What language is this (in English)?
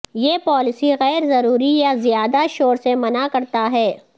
Urdu